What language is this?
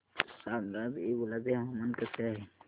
Marathi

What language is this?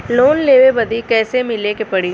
Bhojpuri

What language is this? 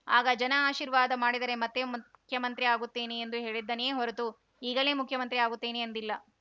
Kannada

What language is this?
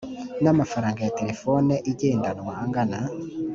Kinyarwanda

